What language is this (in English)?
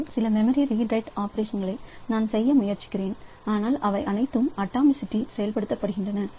Tamil